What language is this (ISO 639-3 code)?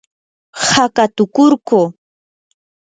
qur